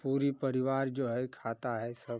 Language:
Hindi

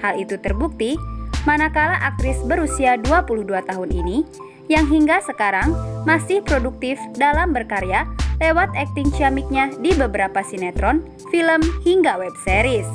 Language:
Indonesian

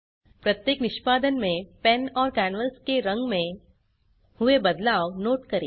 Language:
Hindi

